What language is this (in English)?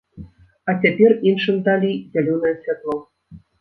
Belarusian